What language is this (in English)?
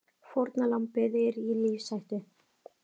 Icelandic